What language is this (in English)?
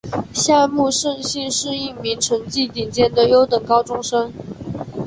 Chinese